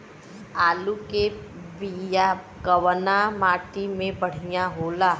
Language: Bhojpuri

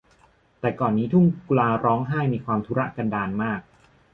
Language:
Thai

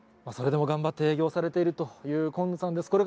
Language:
Japanese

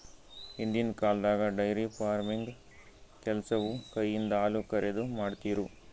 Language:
Kannada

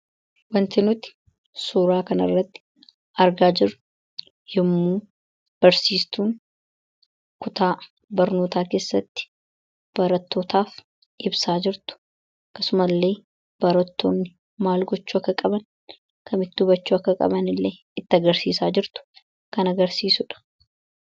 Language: Oromo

